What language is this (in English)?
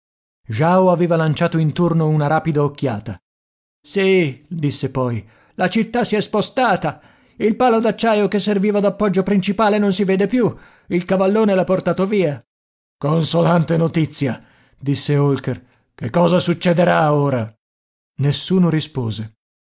Italian